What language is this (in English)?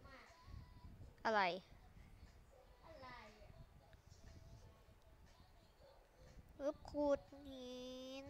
Thai